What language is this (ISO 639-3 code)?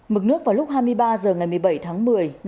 vie